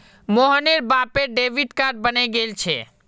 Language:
Magahi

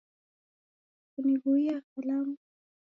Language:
Taita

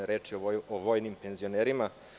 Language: Serbian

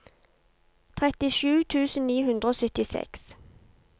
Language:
Norwegian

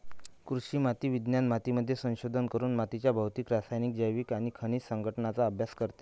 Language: Marathi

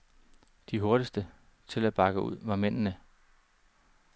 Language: Danish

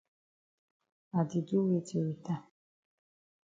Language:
Cameroon Pidgin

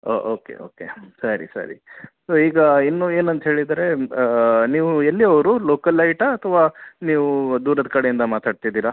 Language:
Kannada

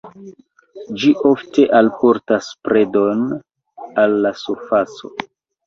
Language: Esperanto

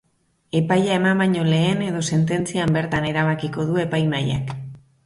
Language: Basque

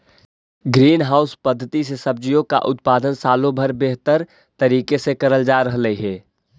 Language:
Magahi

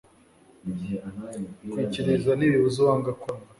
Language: Kinyarwanda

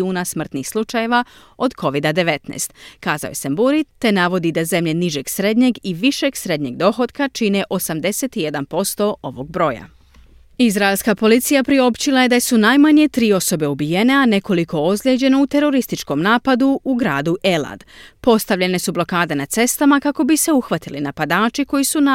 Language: Croatian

